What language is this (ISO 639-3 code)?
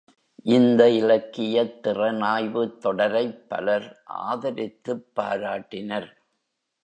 tam